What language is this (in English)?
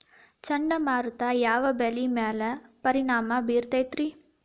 Kannada